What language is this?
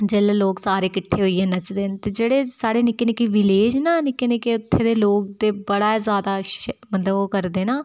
Dogri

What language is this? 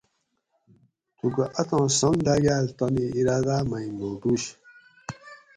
Gawri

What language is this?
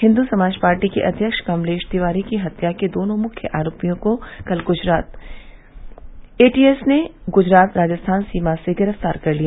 Hindi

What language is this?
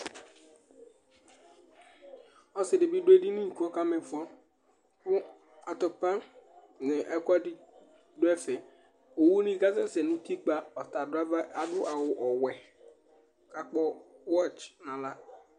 Ikposo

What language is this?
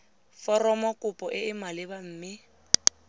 Tswana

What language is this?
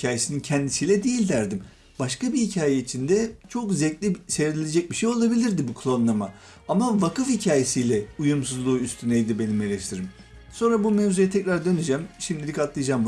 Turkish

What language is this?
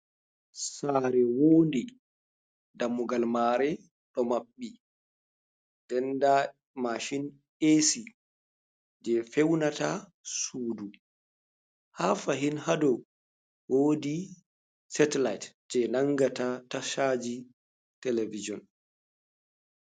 Fula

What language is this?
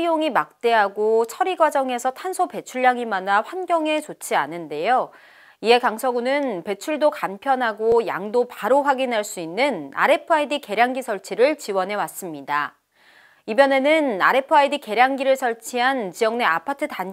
Korean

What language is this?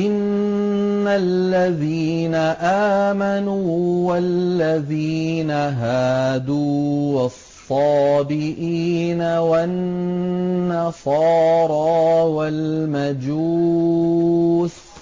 Arabic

